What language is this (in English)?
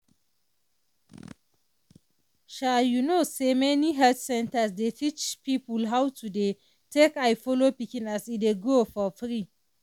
Nigerian Pidgin